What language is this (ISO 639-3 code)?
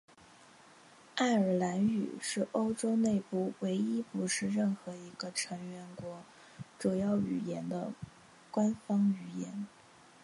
zho